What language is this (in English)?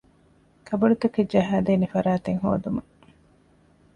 Divehi